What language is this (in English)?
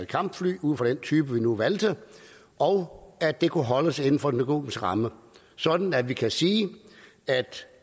Danish